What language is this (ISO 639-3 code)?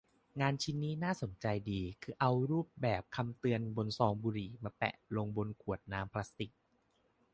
tha